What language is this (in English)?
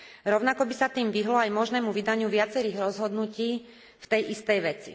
Slovak